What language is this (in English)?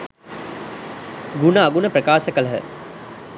Sinhala